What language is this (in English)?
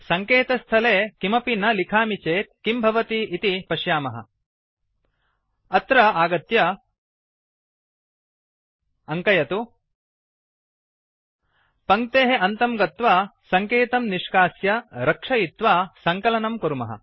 Sanskrit